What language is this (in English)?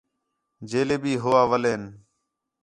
Khetrani